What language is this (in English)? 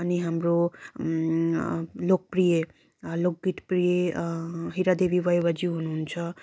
Nepali